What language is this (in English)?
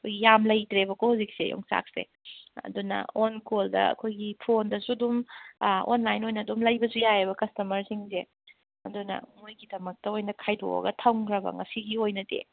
Manipuri